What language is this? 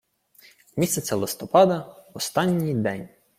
Ukrainian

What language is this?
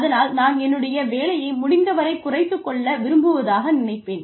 Tamil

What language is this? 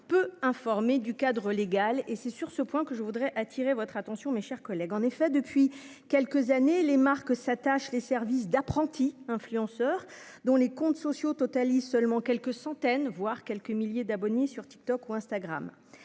French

